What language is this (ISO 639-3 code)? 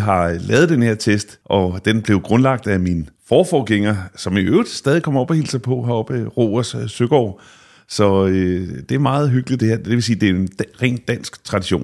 dan